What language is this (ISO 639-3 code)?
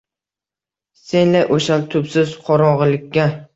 uzb